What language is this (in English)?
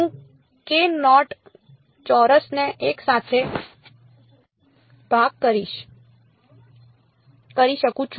Gujarati